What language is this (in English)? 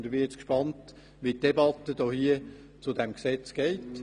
Swiss German